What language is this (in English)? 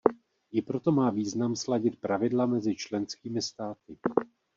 Czech